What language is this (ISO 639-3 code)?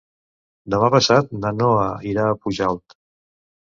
cat